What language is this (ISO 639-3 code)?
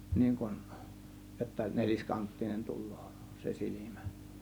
fin